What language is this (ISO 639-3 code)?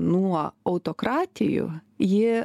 lit